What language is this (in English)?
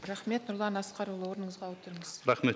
Kazakh